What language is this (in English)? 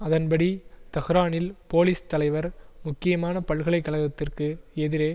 Tamil